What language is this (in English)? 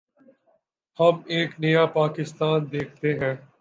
Urdu